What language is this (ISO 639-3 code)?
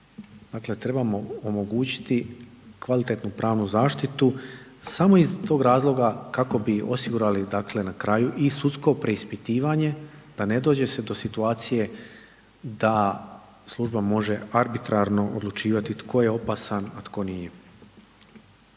hrv